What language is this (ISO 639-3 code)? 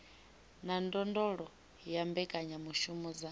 ven